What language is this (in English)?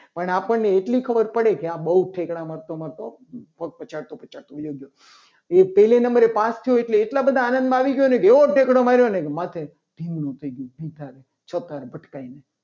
Gujarati